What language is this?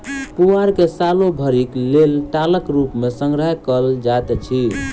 Maithili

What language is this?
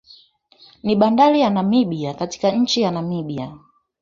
Swahili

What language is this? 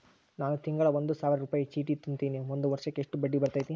Kannada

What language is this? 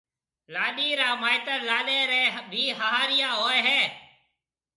Marwari (Pakistan)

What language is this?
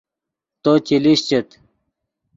Yidgha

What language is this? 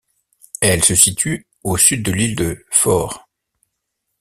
French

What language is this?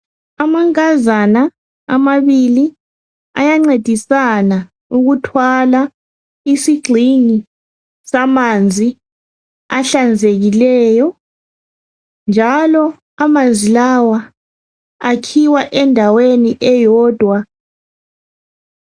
North Ndebele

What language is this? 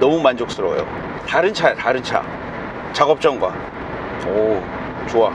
Korean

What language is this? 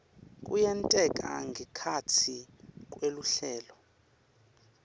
Swati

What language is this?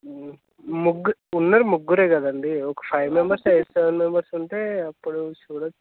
Telugu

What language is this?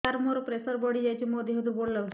Odia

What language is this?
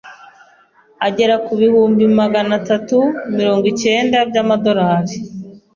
Kinyarwanda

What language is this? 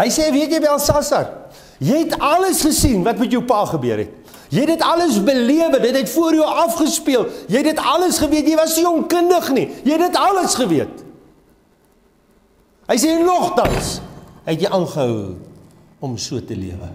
Dutch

